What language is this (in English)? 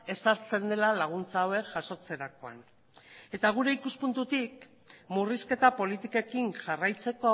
Basque